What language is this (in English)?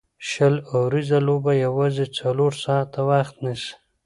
Pashto